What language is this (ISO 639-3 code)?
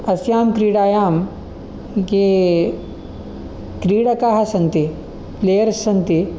san